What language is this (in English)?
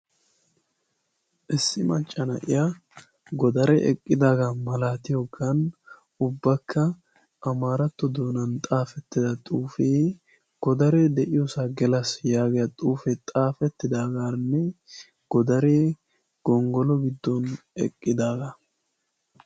Wolaytta